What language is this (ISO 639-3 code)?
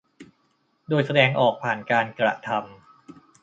tha